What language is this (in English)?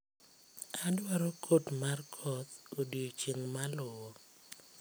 Luo (Kenya and Tanzania)